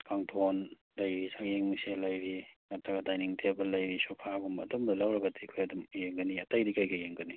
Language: Manipuri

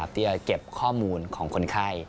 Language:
Thai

